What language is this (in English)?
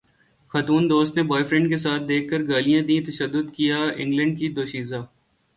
Urdu